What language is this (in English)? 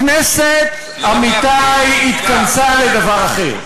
Hebrew